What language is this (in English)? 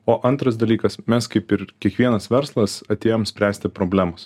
Lithuanian